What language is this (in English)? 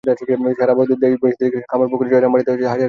Bangla